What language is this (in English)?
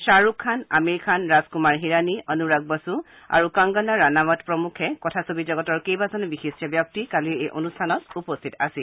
Assamese